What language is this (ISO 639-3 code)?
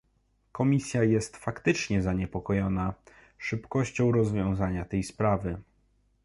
pol